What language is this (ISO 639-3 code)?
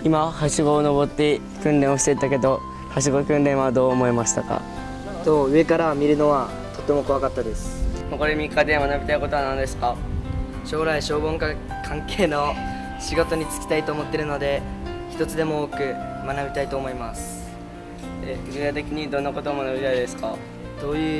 jpn